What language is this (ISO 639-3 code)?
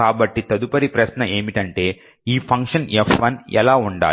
tel